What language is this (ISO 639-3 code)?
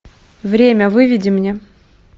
rus